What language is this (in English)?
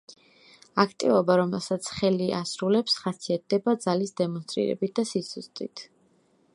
Georgian